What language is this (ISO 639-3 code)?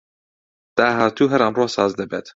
ckb